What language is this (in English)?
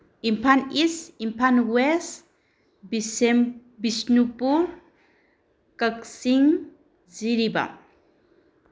Manipuri